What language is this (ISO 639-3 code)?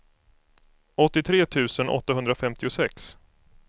swe